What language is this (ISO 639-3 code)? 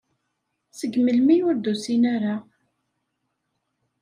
kab